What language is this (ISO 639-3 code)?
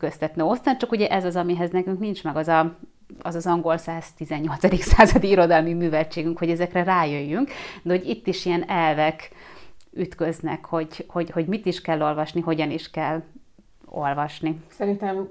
hun